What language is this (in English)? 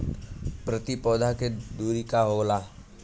Bhojpuri